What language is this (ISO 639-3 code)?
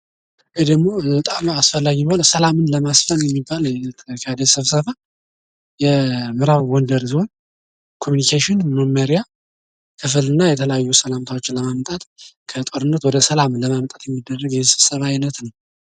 amh